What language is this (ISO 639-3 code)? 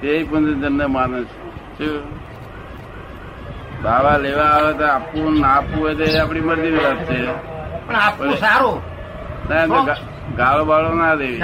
guj